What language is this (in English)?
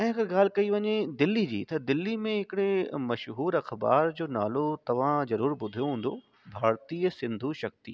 Sindhi